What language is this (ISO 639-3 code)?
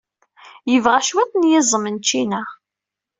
kab